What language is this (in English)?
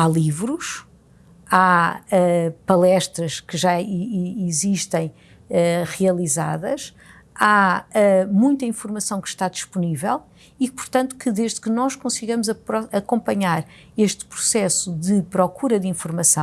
Portuguese